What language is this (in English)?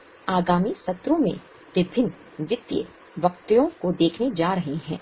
Hindi